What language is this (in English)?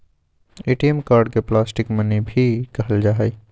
Magahi